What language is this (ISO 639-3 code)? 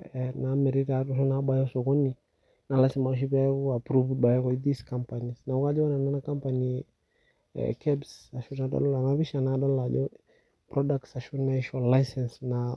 mas